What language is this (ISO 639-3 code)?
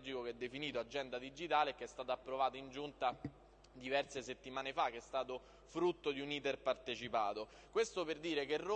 ita